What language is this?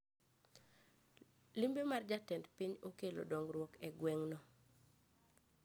Luo (Kenya and Tanzania)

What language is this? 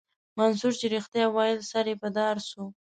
Pashto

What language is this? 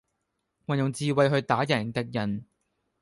Cantonese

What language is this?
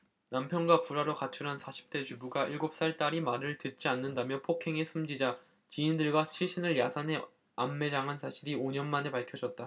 Korean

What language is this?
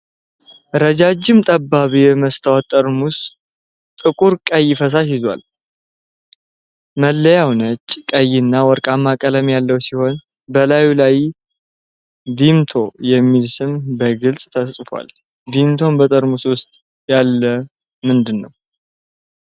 Amharic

